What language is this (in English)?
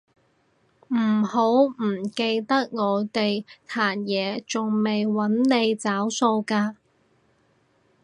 Cantonese